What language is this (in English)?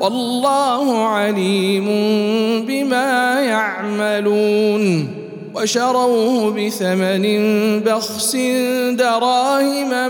Arabic